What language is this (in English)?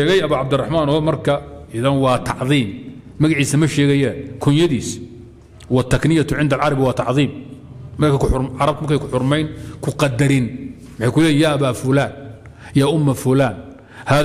Arabic